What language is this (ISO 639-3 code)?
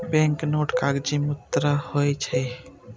mai